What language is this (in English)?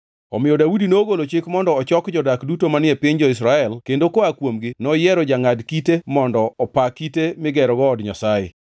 Luo (Kenya and Tanzania)